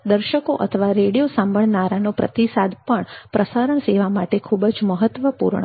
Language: Gujarati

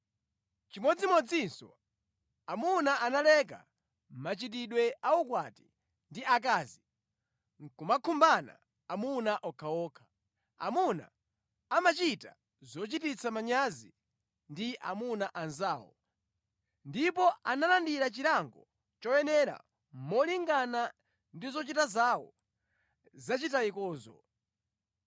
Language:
Nyanja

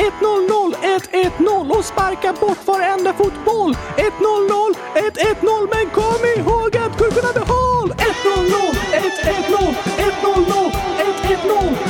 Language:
Swedish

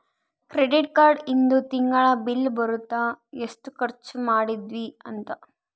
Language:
Kannada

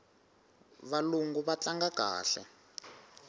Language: Tsonga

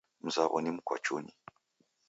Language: Taita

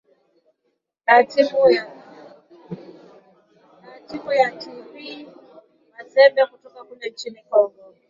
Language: Swahili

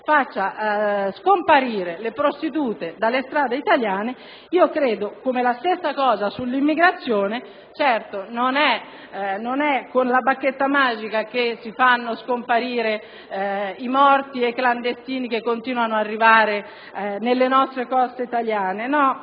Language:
Italian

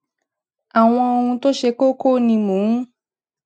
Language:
Yoruba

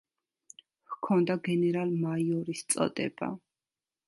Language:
Georgian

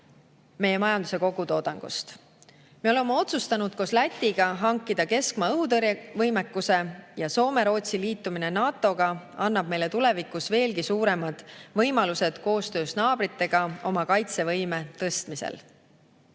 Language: Estonian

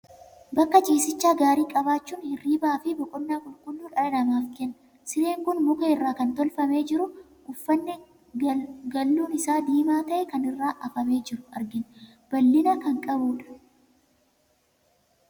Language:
Oromo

